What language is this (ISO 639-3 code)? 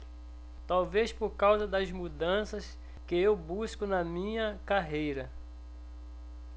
por